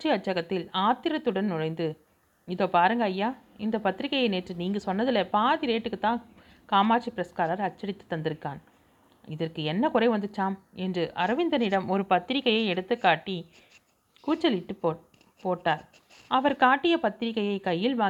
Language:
Tamil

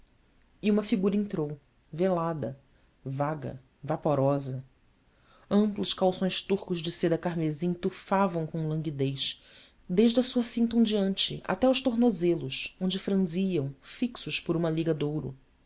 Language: Portuguese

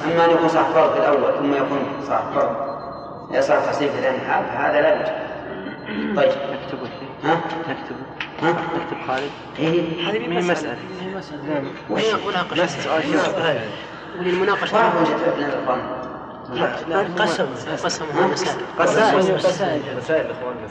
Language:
Arabic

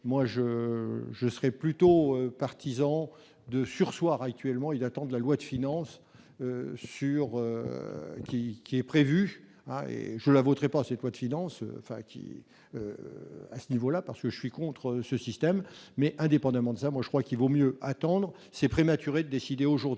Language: French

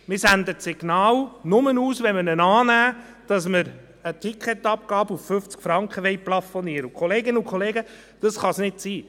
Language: Swiss German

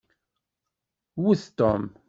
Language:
Kabyle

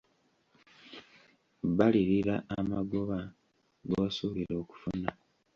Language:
Ganda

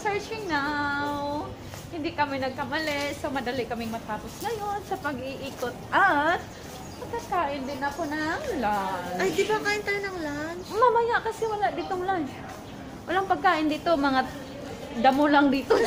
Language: Filipino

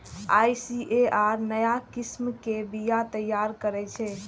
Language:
Maithili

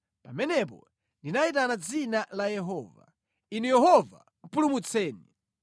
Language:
Nyanja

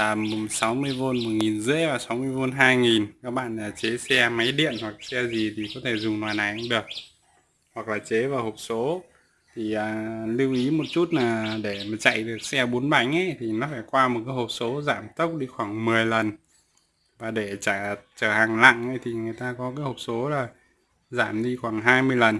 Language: Vietnamese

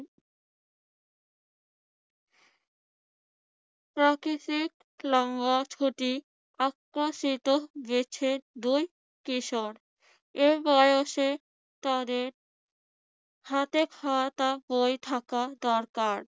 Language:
Bangla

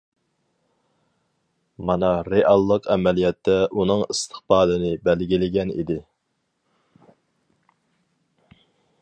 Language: Uyghur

